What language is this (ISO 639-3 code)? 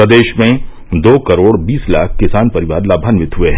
hin